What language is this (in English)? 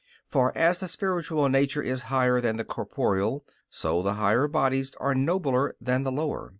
English